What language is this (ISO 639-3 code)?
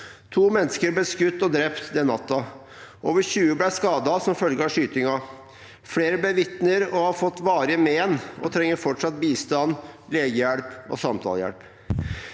nor